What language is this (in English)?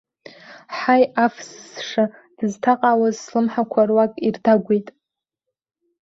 Abkhazian